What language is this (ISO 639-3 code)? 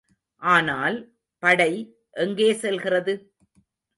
tam